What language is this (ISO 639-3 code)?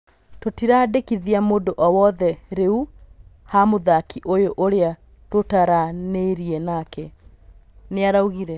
kik